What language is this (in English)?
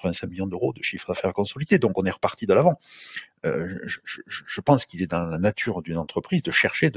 French